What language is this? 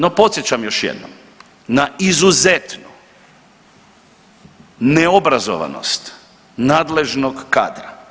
Croatian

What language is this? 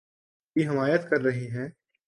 Urdu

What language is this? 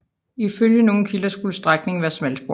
Danish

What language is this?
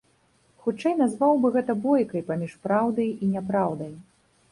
Belarusian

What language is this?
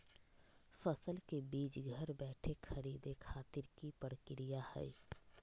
Magahi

